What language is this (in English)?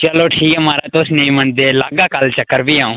Dogri